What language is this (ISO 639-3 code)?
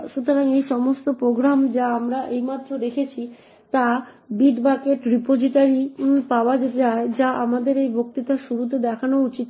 ben